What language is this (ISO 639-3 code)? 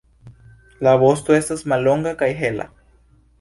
epo